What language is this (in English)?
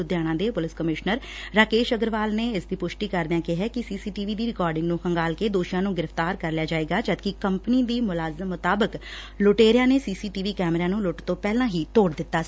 Punjabi